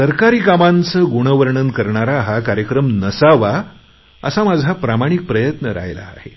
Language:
Marathi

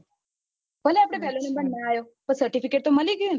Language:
Gujarati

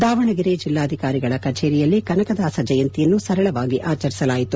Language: Kannada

